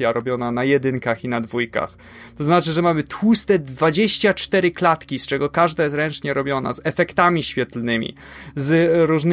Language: Polish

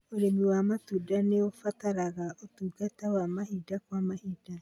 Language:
Kikuyu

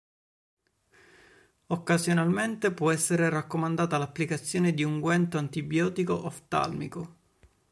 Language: Italian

